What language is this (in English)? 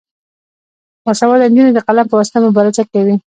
Pashto